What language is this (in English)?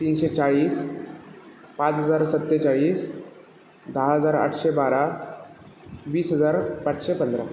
Marathi